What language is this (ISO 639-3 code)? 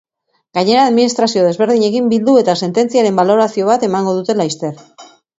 eus